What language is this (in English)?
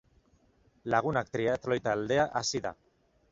Basque